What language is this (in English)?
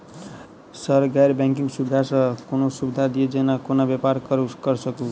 Maithili